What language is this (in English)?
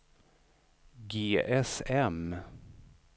Swedish